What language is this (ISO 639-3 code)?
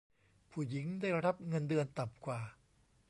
tha